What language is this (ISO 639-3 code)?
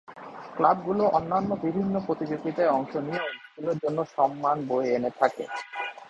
ben